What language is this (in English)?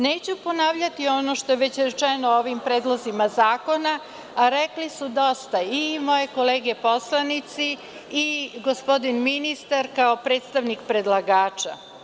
Serbian